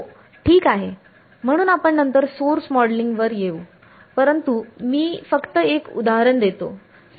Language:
Marathi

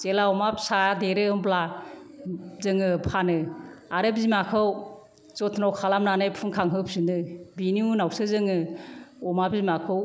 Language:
Bodo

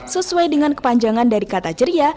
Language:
Indonesian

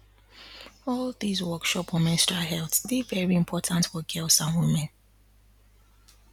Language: Nigerian Pidgin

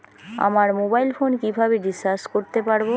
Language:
Bangla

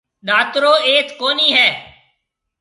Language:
Marwari (Pakistan)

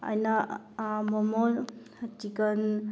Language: Manipuri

